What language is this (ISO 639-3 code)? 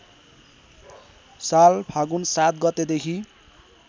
nep